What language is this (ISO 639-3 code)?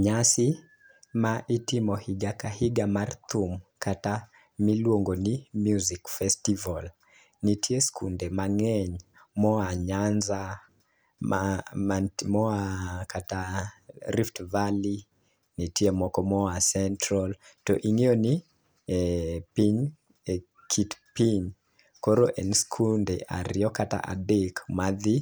luo